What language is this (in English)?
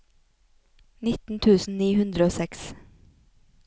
Norwegian